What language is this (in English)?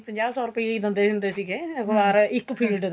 Punjabi